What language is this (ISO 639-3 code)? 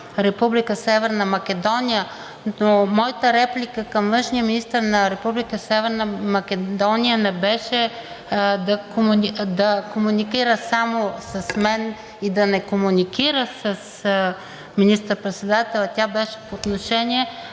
bul